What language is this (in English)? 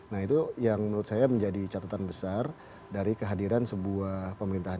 Indonesian